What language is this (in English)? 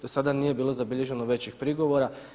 Croatian